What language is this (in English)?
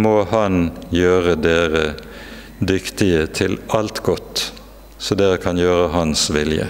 Norwegian